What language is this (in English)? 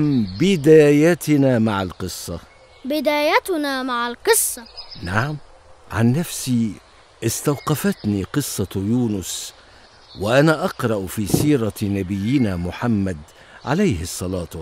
Arabic